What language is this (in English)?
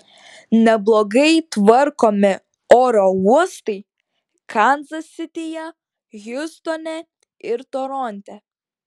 Lithuanian